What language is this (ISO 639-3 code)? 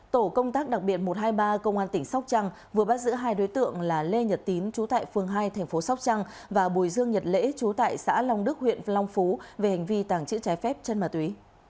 vie